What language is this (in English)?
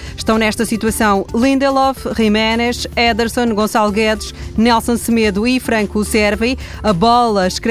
Portuguese